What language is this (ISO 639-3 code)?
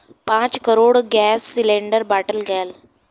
bho